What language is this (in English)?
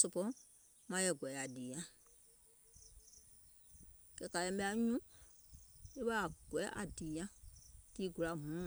Gola